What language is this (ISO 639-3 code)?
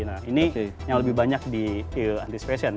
ind